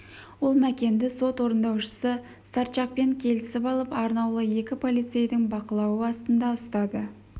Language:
Kazakh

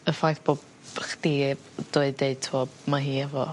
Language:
Welsh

